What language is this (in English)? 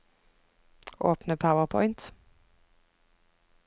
Norwegian